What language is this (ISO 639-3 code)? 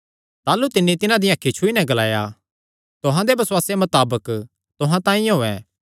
xnr